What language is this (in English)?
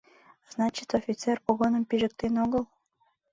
Mari